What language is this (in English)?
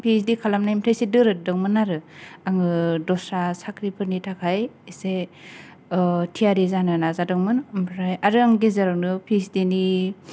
Bodo